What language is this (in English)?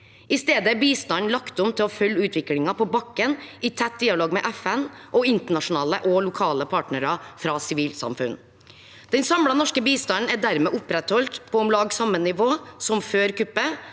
Norwegian